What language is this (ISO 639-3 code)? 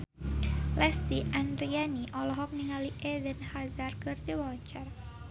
sun